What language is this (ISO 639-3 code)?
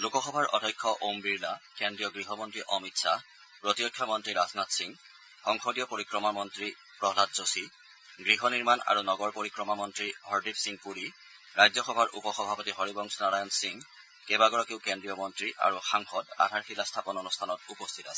asm